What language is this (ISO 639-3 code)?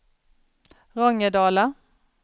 swe